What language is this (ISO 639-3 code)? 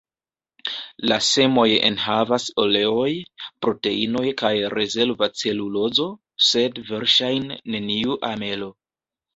epo